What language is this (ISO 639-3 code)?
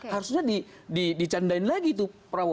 ind